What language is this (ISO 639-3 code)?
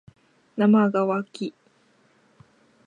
jpn